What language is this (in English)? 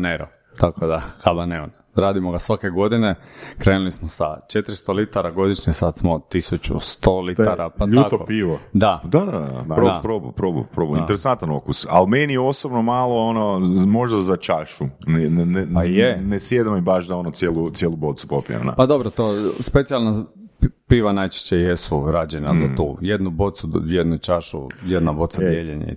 Croatian